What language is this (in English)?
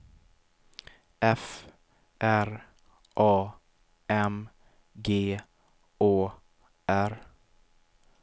Swedish